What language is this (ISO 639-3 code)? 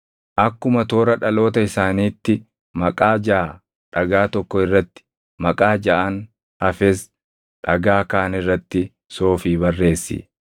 orm